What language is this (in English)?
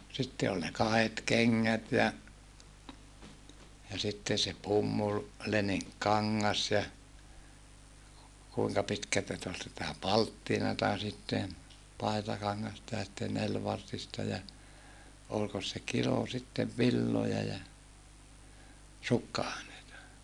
Finnish